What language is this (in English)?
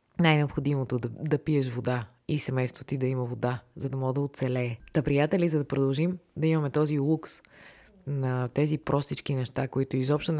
Bulgarian